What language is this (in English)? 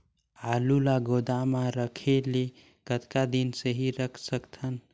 Chhattisgarhi